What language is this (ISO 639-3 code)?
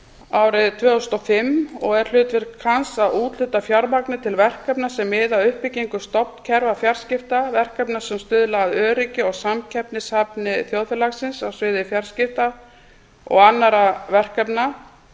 isl